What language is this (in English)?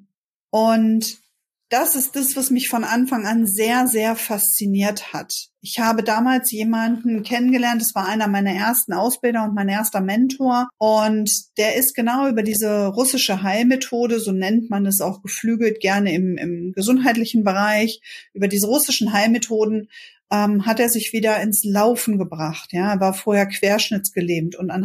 German